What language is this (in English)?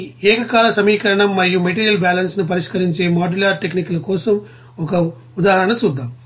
Telugu